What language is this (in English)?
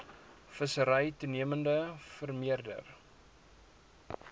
Afrikaans